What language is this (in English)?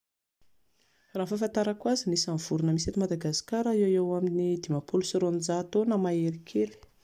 Malagasy